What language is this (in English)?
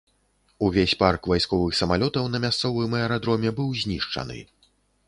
Belarusian